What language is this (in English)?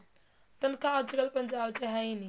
Punjabi